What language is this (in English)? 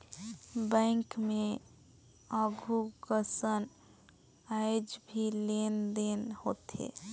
Chhattisgarhi